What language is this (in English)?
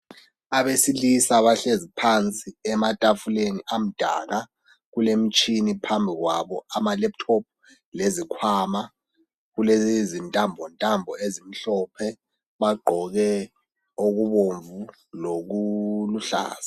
North Ndebele